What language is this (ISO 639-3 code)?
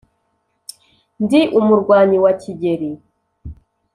kin